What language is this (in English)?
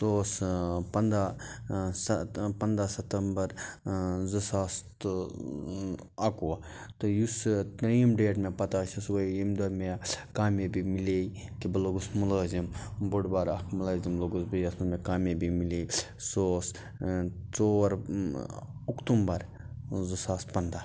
Kashmiri